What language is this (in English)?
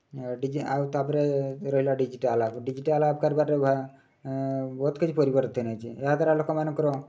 Odia